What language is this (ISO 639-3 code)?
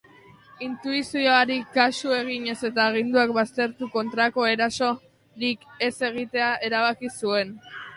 eus